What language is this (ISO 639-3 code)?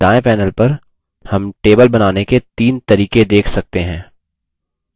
hin